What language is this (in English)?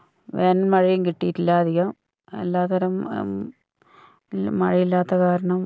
Malayalam